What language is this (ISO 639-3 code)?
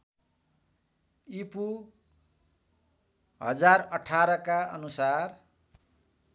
nep